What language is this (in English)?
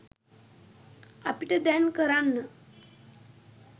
Sinhala